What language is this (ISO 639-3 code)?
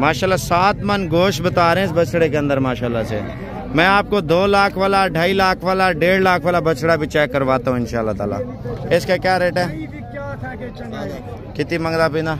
hin